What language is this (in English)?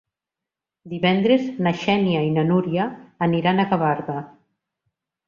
Catalan